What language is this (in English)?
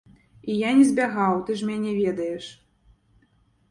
Belarusian